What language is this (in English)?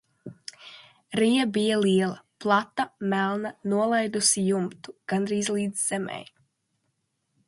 Latvian